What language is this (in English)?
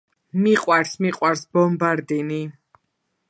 Georgian